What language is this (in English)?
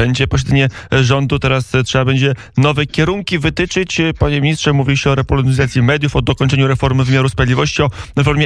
Polish